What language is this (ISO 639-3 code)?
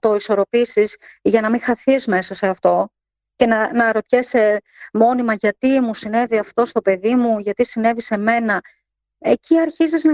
ell